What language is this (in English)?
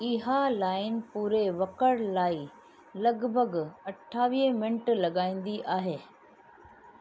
Sindhi